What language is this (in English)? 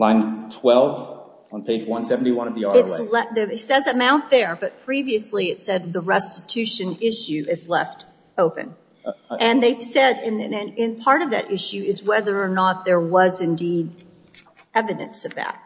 English